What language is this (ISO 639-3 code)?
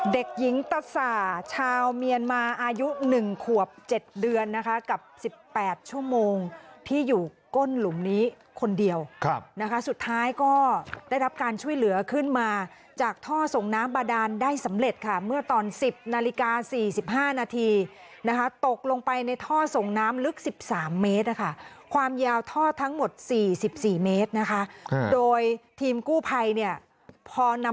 tha